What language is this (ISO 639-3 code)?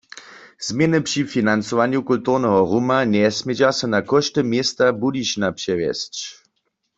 hsb